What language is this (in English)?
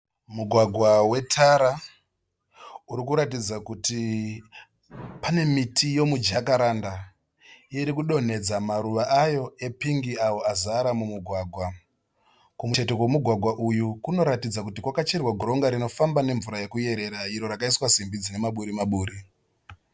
Shona